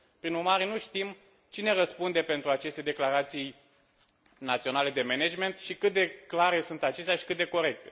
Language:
Romanian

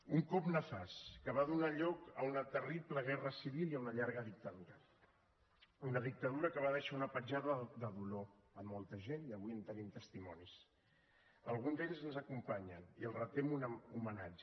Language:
Catalan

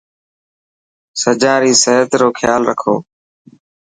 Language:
Dhatki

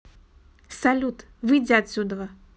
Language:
Russian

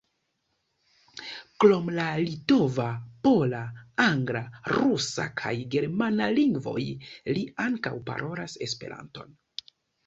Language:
Esperanto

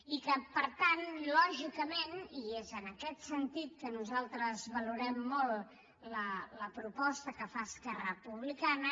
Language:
Catalan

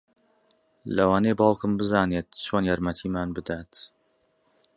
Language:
Central Kurdish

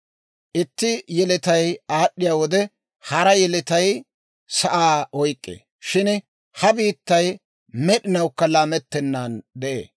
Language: Dawro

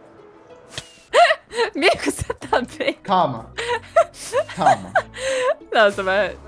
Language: Portuguese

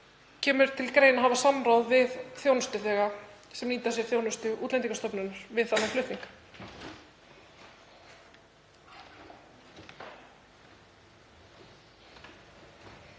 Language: Icelandic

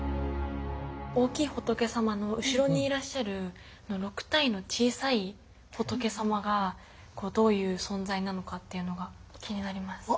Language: Japanese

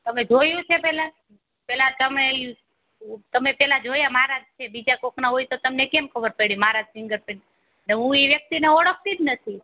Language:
Gujarati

